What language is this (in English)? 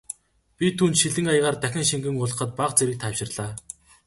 Mongolian